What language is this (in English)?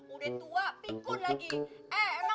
Indonesian